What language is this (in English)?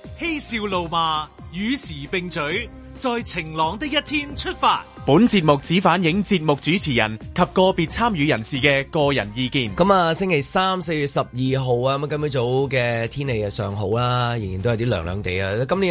Chinese